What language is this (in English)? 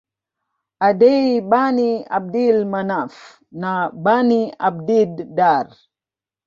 Swahili